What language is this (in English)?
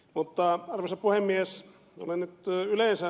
Finnish